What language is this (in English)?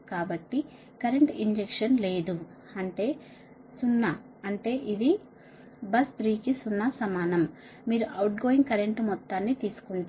Telugu